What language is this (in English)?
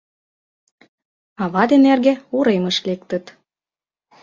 Mari